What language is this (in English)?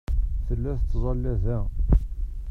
Kabyle